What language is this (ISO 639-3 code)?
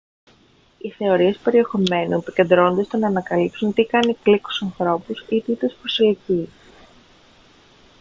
ell